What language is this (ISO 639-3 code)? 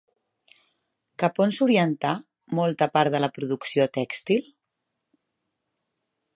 cat